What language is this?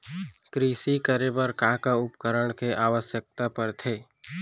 Chhattisgarhi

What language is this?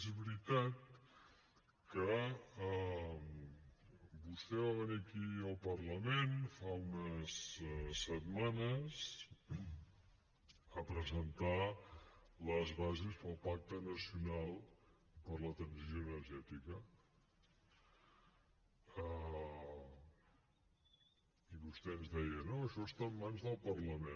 Catalan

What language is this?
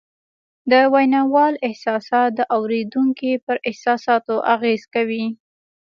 Pashto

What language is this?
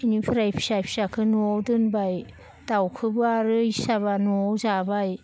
Bodo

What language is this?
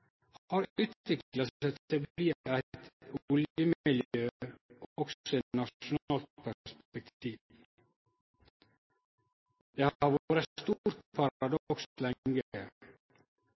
Norwegian Nynorsk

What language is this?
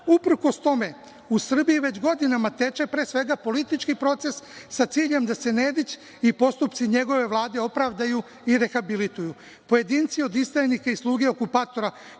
Serbian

